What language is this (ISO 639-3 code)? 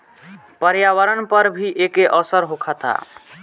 bho